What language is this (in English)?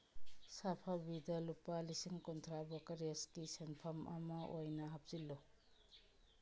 Manipuri